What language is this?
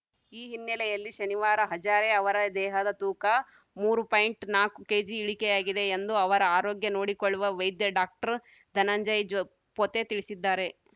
Kannada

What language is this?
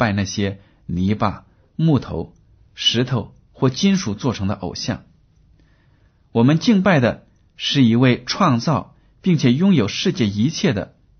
Chinese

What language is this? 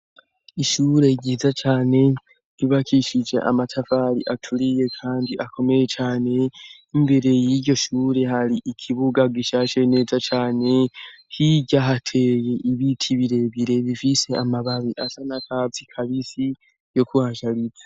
Rundi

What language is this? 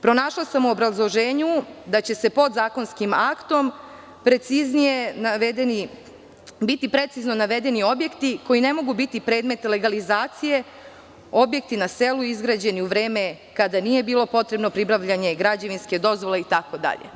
Serbian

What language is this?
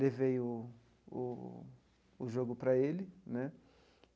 Portuguese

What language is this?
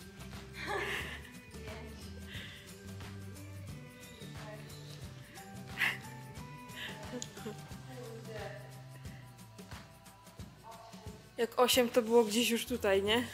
Polish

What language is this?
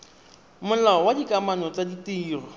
Tswana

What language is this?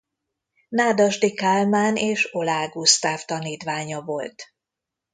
Hungarian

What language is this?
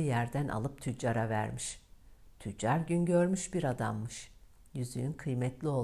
Turkish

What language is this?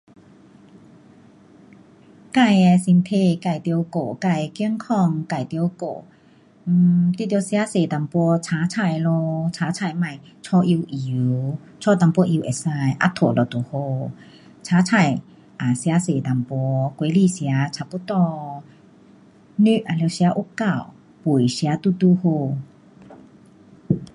Pu-Xian Chinese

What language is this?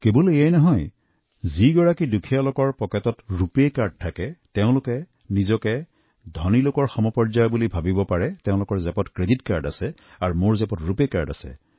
Assamese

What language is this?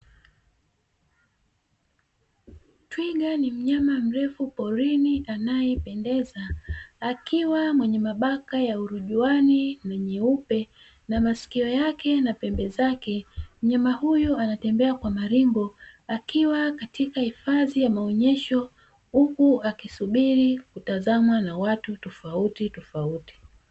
Swahili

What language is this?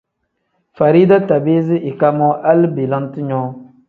Tem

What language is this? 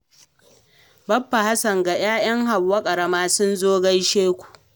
Hausa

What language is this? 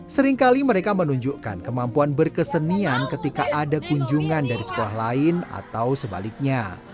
Indonesian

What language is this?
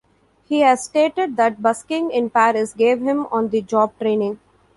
English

